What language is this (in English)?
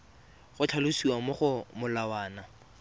Tswana